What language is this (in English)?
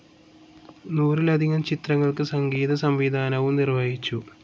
Malayalam